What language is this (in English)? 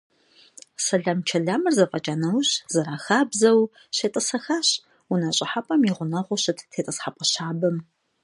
Kabardian